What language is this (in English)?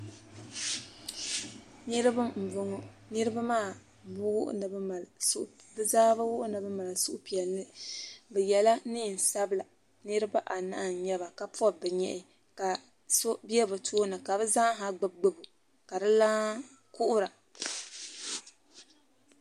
Dagbani